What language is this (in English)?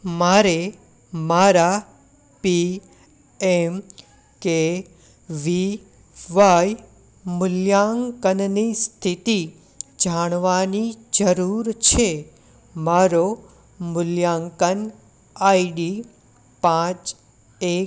Gujarati